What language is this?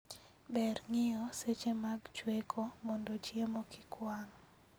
Luo (Kenya and Tanzania)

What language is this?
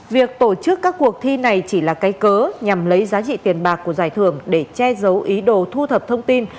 Vietnamese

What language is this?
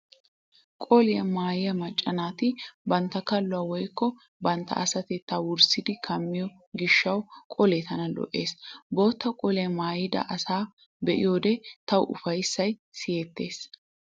Wolaytta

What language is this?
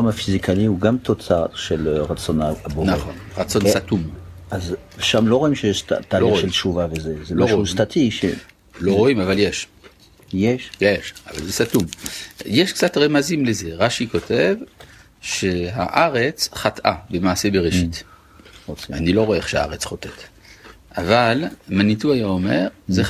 Hebrew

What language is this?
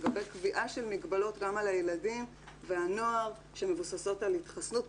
Hebrew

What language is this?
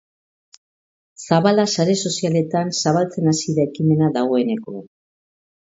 Basque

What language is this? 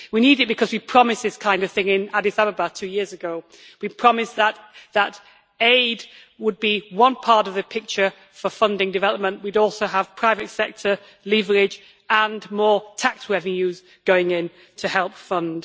English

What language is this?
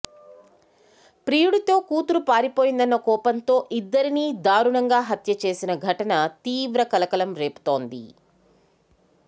Telugu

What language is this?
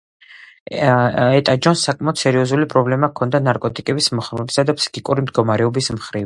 Georgian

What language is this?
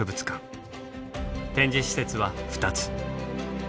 Japanese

